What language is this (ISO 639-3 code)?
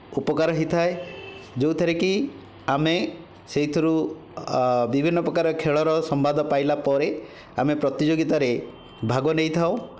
ori